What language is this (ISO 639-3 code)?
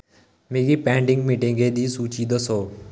doi